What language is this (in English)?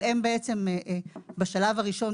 Hebrew